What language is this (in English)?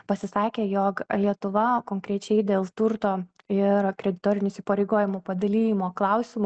Lithuanian